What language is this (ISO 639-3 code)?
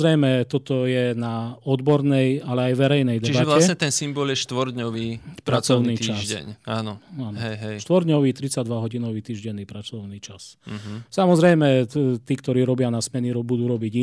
slk